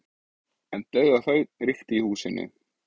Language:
Icelandic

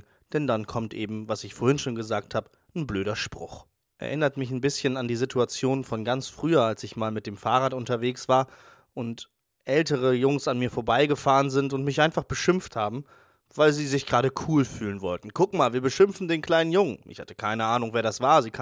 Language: German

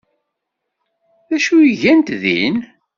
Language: Kabyle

